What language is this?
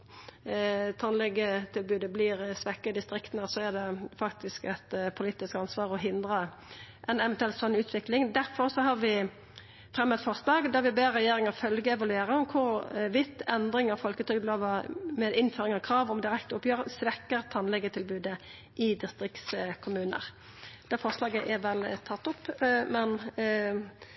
Norwegian Nynorsk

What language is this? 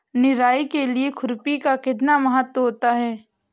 Hindi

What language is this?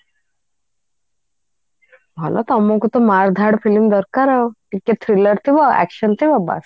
Odia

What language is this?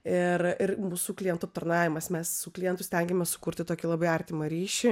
Lithuanian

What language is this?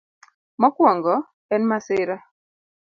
Luo (Kenya and Tanzania)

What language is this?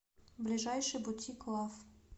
Russian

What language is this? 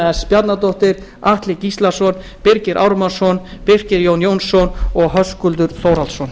Icelandic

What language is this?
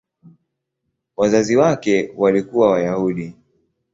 Swahili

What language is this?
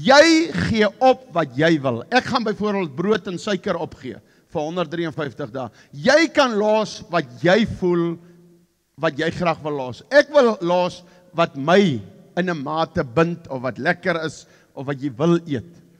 Dutch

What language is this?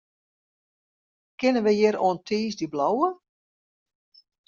Western Frisian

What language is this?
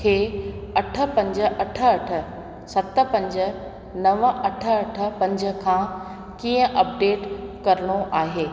Sindhi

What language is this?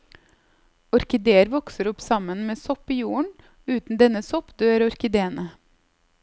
Norwegian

